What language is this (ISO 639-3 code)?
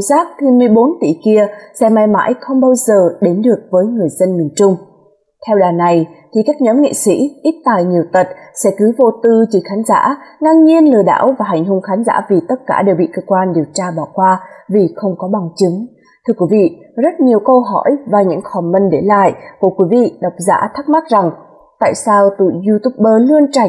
vie